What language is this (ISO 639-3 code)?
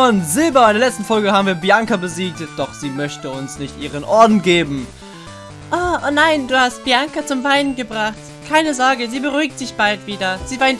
deu